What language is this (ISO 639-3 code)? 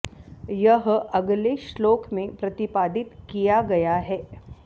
san